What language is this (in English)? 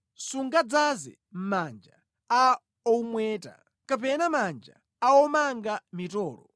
Nyanja